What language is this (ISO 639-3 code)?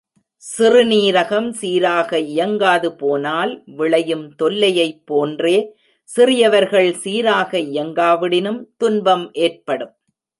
tam